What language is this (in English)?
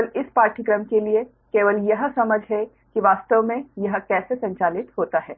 Hindi